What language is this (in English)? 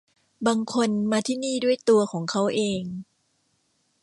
Thai